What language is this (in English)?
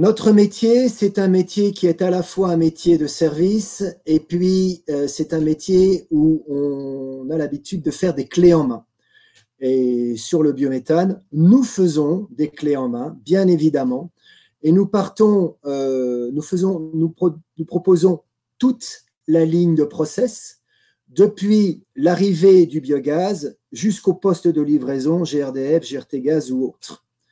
French